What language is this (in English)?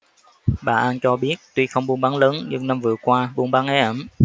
Vietnamese